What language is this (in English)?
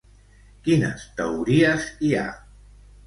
Catalan